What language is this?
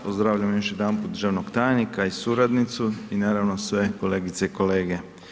Croatian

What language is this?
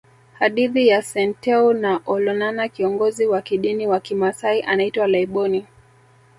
Swahili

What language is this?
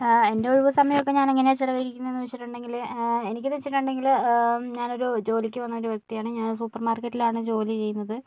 Malayalam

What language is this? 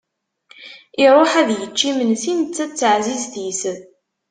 Kabyle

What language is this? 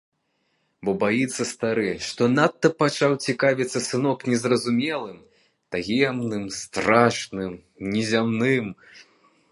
Belarusian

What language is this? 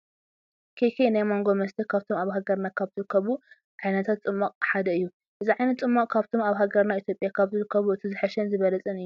Tigrinya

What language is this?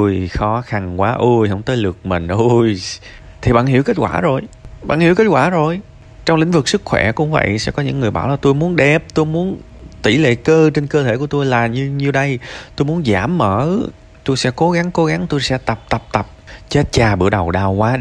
Vietnamese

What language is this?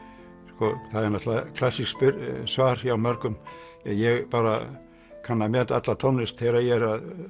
Icelandic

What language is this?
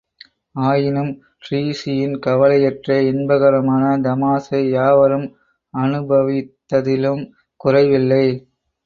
Tamil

